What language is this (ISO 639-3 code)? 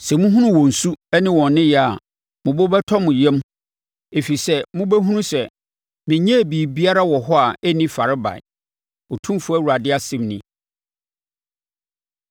aka